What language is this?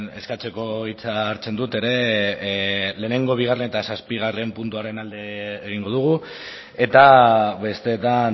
Basque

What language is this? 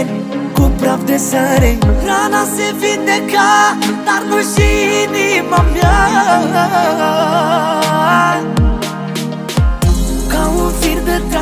Romanian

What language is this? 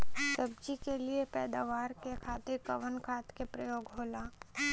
Bhojpuri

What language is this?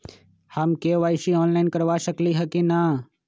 Magahi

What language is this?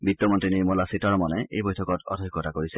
Assamese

